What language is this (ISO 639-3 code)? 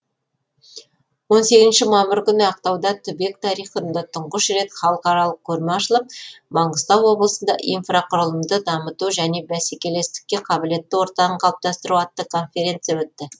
kaz